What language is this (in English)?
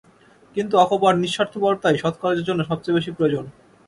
Bangla